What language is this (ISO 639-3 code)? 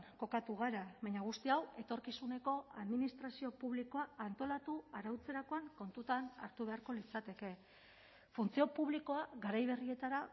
eus